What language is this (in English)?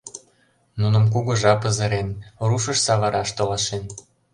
Mari